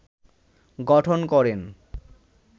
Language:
Bangla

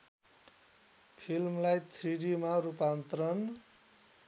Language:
Nepali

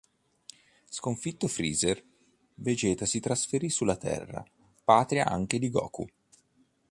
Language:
Italian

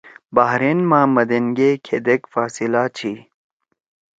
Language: Torwali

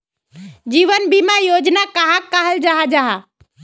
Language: Magahi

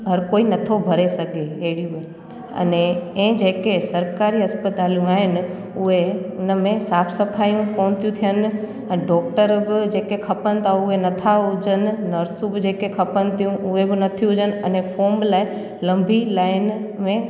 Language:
Sindhi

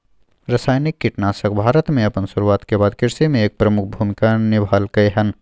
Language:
Maithili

